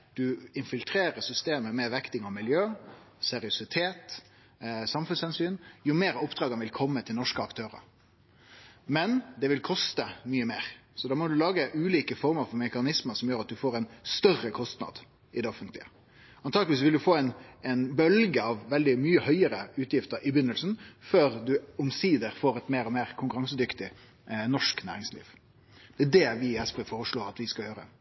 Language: Norwegian Nynorsk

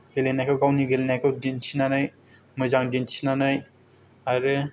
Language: Bodo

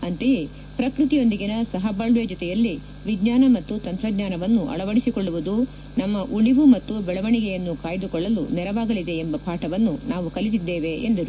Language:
Kannada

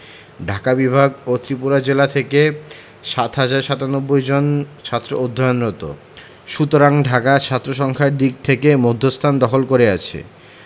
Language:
Bangla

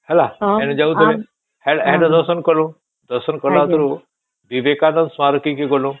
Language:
Odia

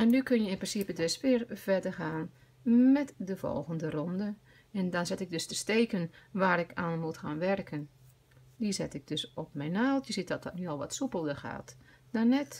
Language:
Dutch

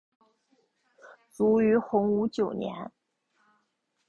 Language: Chinese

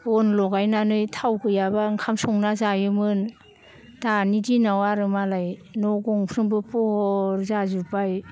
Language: Bodo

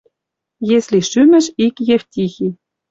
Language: Western Mari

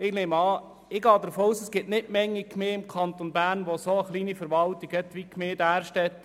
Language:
Swiss German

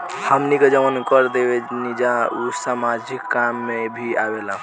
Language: Bhojpuri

